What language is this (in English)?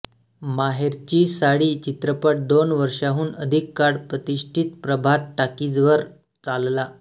Marathi